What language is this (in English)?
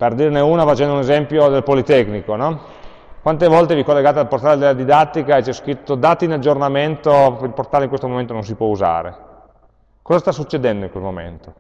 Italian